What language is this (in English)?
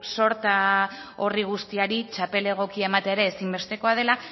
Basque